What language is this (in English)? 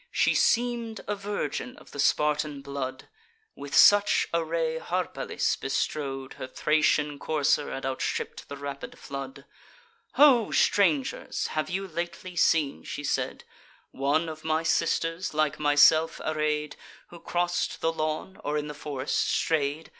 English